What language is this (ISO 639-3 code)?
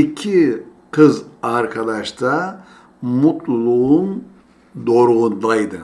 tur